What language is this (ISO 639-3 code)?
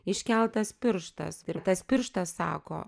lit